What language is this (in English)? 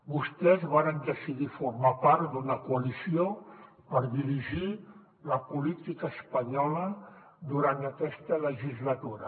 Catalan